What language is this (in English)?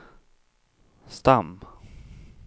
Swedish